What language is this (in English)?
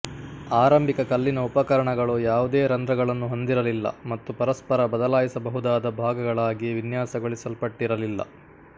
Kannada